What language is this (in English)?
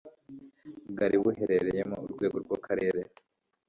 Kinyarwanda